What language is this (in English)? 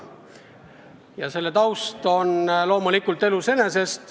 Estonian